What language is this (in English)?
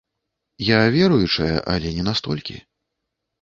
Belarusian